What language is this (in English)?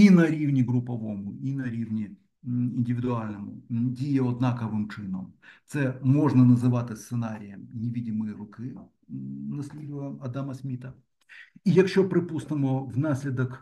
Ukrainian